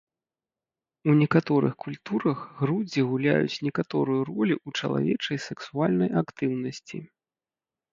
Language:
Belarusian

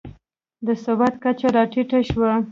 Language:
Pashto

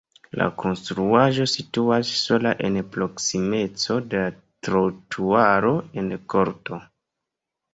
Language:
Esperanto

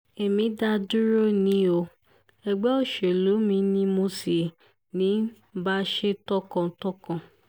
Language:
Yoruba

